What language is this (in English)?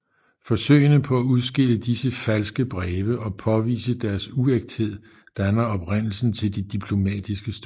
Danish